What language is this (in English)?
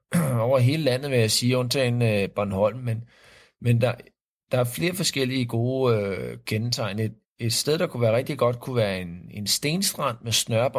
Danish